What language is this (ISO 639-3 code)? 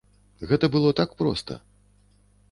bel